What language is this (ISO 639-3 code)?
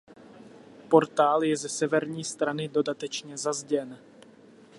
ces